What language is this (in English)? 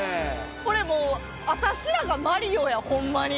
Japanese